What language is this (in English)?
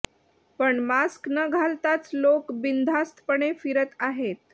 Marathi